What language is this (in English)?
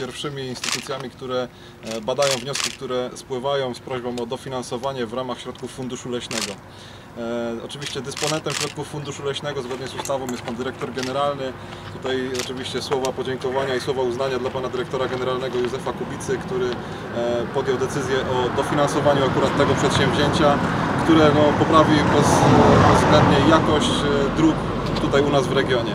Polish